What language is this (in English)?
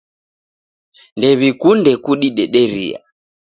Taita